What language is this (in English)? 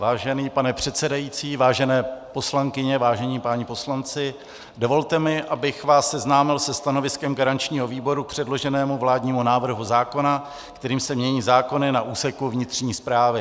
Czech